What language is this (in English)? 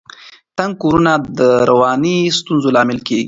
Pashto